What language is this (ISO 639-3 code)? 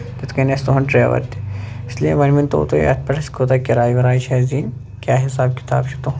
kas